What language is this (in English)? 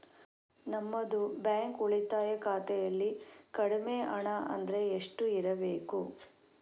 Kannada